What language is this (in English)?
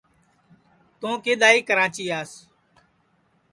Sansi